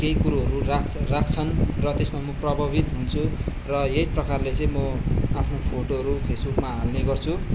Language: Nepali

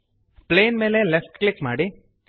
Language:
Kannada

